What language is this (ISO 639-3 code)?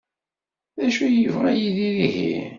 kab